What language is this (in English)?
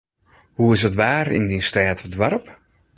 Western Frisian